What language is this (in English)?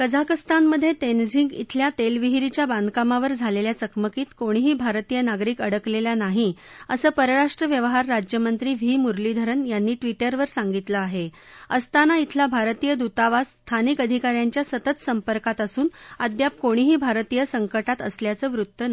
Marathi